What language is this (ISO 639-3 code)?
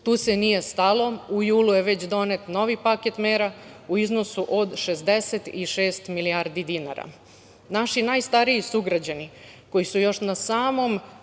srp